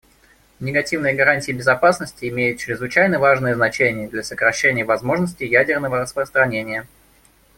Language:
Russian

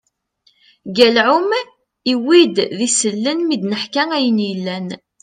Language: Kabyle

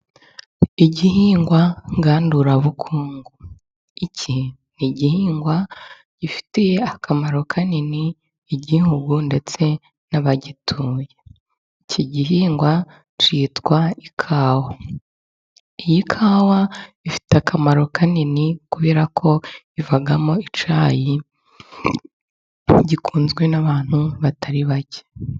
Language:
Kinyarwanda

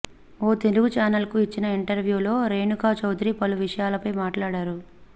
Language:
Telugu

